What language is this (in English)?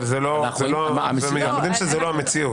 Hebrew